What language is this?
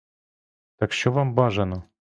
Ukrainian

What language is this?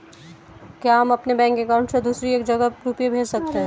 Hindi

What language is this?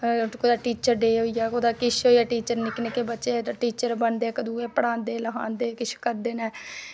Dogri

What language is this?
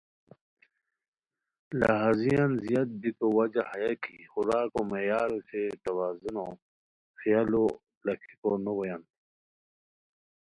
Khowar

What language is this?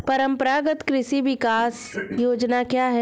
Hindi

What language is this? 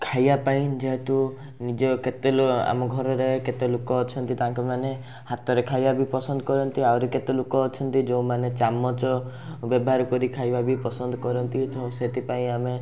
Odia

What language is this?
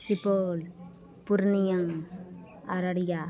Maithili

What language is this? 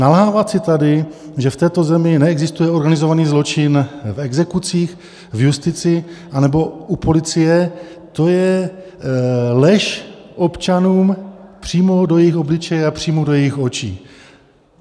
Czech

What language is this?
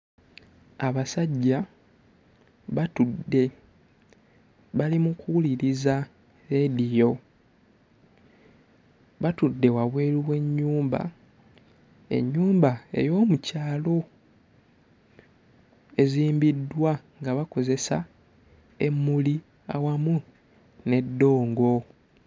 Ganda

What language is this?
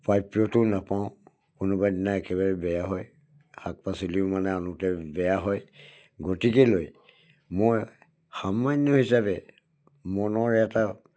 Assamese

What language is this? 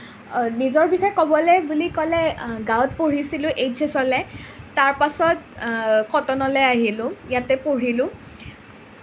Assamese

